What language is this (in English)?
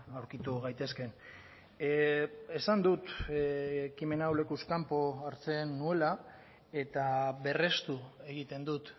Basque